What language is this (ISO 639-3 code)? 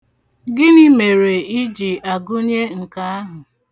ibo